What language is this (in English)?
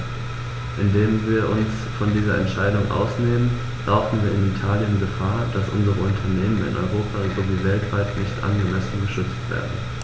German